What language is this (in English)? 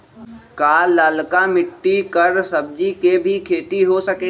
Magahi